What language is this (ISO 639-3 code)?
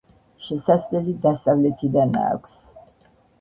kat